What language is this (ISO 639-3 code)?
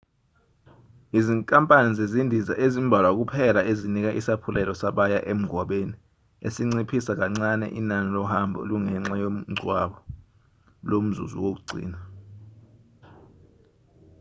zul